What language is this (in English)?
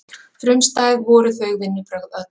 Icelandic